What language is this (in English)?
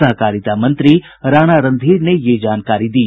Hindi